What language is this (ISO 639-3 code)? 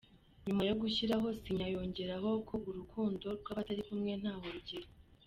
kin